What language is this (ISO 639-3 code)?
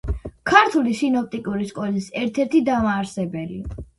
kat